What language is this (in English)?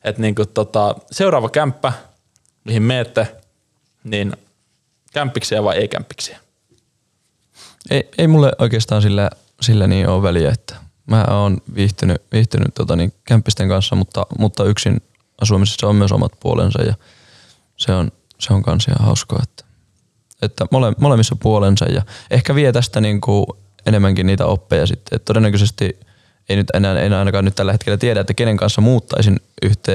Finnish